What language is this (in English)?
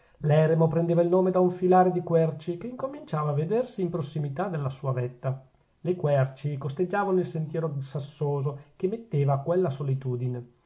Italian